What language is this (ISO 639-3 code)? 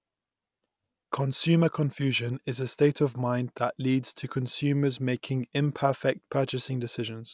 eng